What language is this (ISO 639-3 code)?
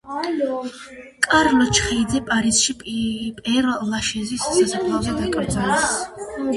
kat